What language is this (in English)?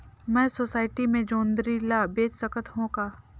Chhattisgarhi